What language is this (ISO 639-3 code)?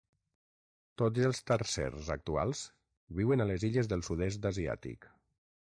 cat